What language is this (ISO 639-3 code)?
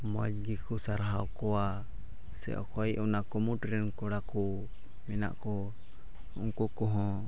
sat